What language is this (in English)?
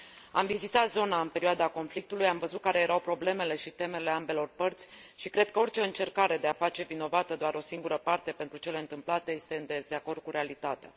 Romanian